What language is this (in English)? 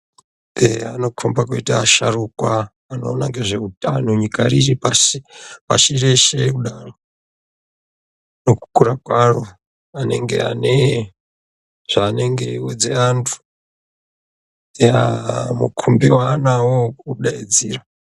Ndau